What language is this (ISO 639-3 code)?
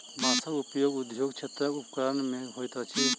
mai